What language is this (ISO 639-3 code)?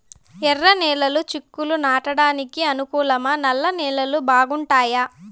tel